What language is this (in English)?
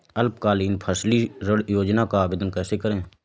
Hindi